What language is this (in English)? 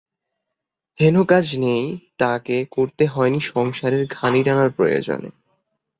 Bangla